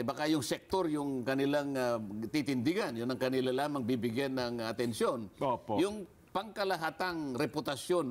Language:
Filipino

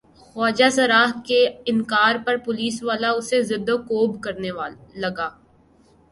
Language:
Urdu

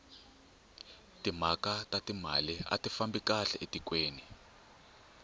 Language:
Tsonga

